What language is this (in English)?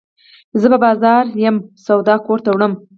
Pashto